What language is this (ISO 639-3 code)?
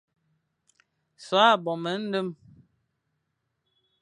fan